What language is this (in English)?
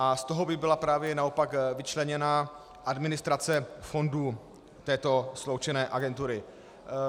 Czech